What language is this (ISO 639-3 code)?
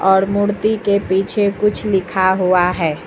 hin